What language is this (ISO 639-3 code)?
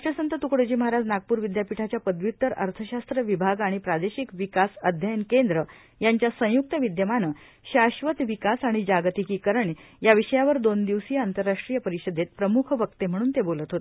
mar